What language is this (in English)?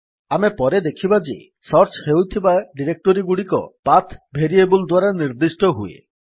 Odia